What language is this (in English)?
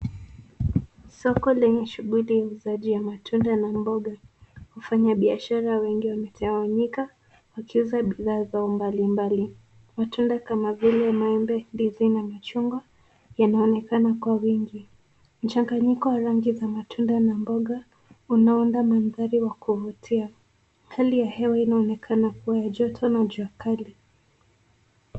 Swahili